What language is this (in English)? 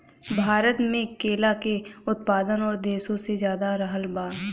Bhojpuri